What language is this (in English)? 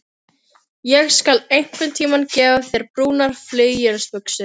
Icelandic